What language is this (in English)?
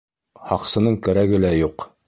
Bashkir